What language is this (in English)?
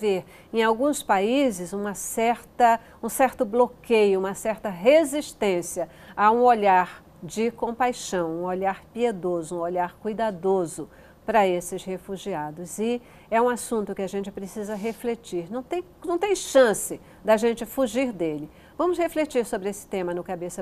Portuguese